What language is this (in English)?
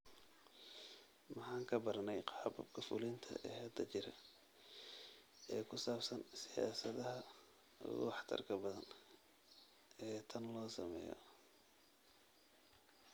Somali